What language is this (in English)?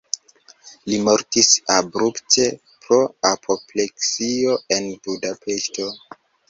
Esperanto